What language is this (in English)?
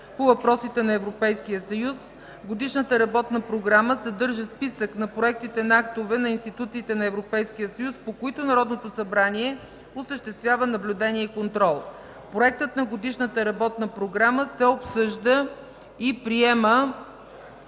Bulgarian